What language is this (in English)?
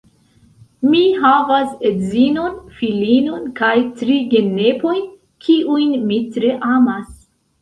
Esperanto